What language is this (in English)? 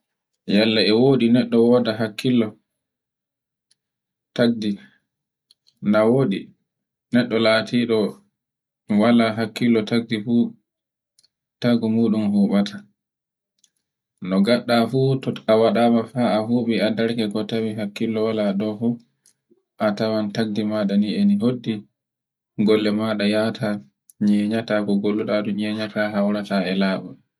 Borgu Fulfulde